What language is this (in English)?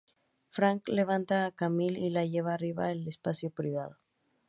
Spanish